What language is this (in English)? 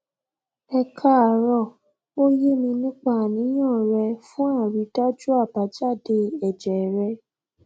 Yoruba